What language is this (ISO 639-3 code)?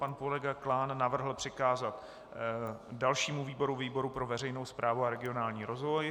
ces